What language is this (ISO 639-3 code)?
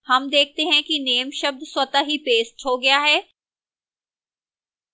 hin